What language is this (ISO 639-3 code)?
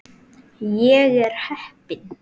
isl